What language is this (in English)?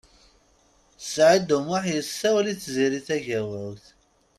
Kabyle